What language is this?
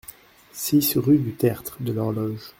French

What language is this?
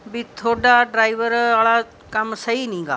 Punjabi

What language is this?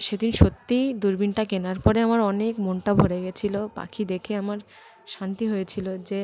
Bangla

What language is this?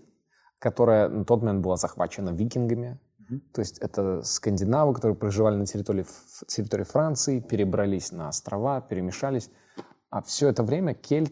Russian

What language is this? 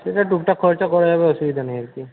Bangla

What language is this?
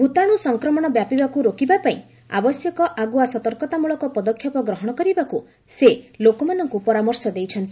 Odia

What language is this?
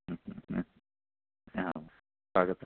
Sanskrit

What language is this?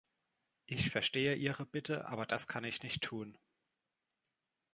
German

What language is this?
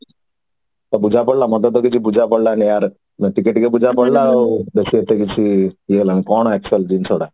Odia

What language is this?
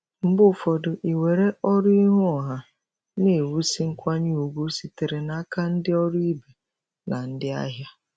Igbo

